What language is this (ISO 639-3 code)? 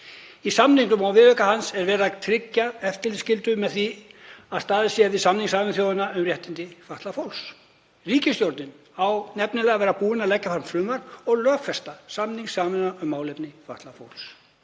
isl